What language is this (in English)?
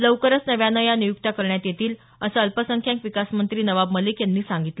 Marathi